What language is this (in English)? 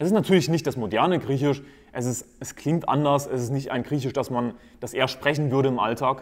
German